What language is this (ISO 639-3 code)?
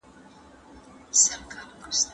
pus